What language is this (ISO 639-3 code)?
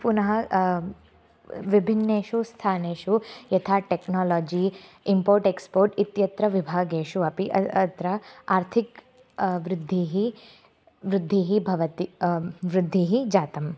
san